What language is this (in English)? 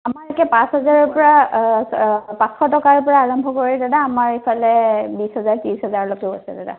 Assamese